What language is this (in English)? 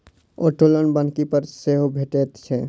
Maithili